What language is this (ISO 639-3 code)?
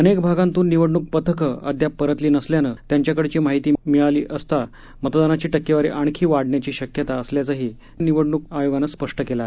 mar